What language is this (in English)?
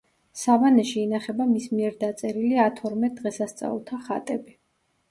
Georgian